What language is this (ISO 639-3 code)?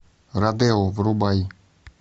rus